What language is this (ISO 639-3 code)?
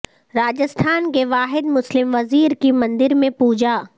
urd